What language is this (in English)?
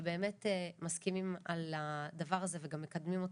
Hebrew